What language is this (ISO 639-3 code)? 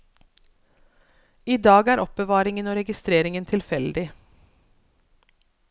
nor